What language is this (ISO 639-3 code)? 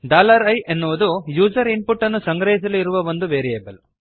kan